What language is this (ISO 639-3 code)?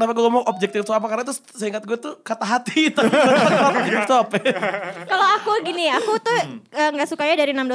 ind